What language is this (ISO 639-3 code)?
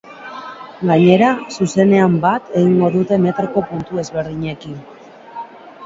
eus